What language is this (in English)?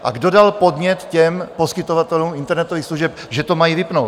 Czech